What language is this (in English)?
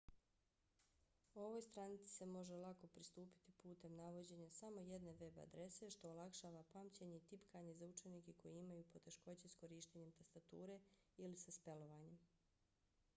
Bosnian